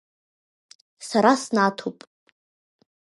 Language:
Abkhazian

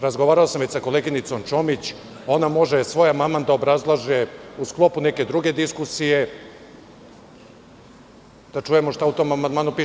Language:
Serbian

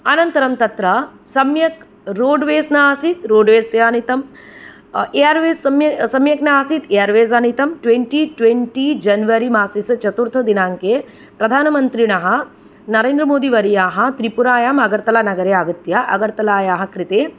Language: Sanskrit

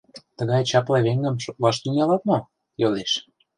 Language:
Mari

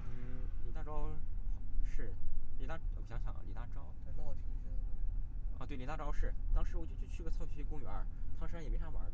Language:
Chinese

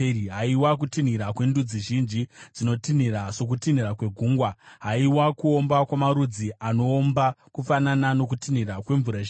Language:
Shona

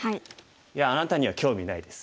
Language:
Japanese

